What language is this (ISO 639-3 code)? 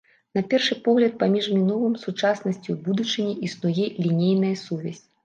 bel